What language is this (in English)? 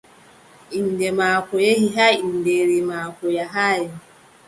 Adamawa Fulfulde